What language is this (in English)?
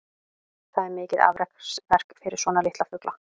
Icelandic